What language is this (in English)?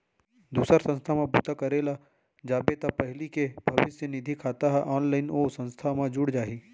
Chhattisgarhi